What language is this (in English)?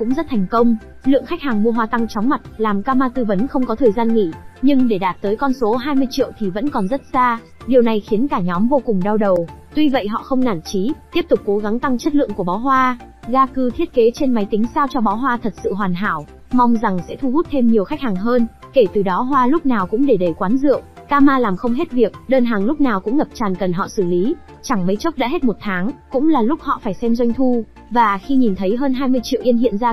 Vietnamese